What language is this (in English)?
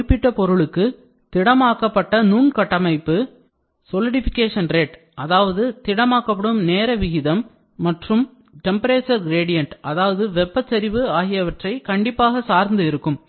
Tamil